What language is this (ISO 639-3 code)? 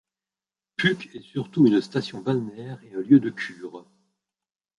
fra